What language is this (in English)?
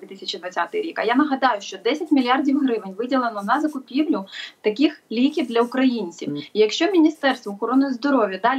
Ukrainian